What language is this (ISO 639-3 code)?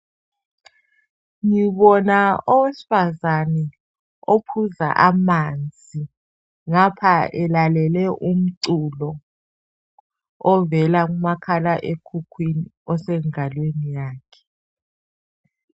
nde